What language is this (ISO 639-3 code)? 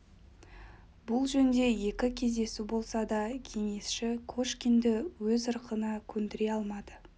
kaz